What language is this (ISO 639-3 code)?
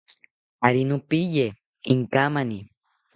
cpy